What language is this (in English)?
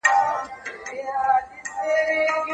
Pashto